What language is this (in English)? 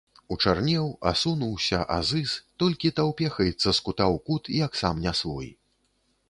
Belarusian